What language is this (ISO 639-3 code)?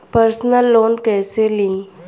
bho